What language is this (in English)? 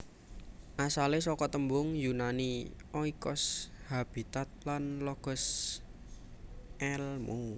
Javanese